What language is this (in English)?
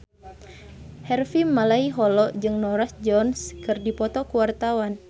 Sundanese